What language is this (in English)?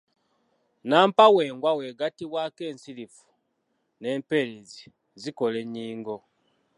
Ganda